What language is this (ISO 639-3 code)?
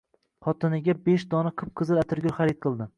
uzb